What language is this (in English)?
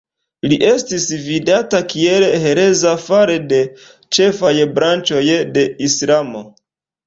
Esperanto